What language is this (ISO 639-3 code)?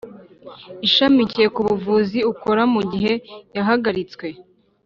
kin